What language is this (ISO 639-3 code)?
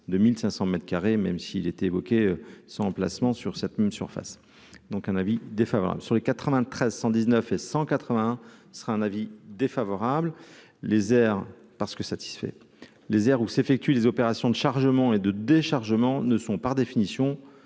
fra